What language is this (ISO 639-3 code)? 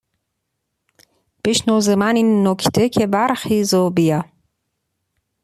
fas